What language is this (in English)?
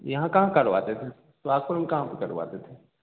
Hindi